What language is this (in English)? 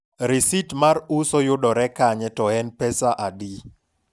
Luo (Kenya and Tanzania)